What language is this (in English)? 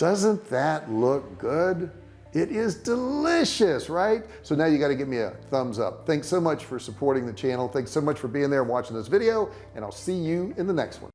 English